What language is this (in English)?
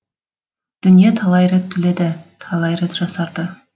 Kazakh